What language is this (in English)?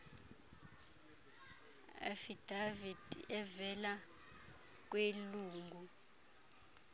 Xhosa